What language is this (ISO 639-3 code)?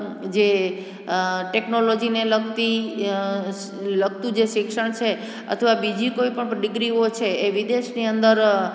guj